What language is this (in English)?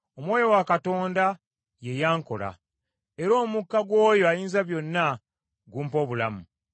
Ganda